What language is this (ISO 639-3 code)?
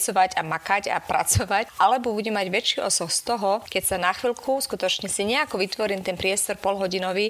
slk